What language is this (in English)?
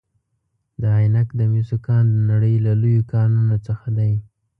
Pashto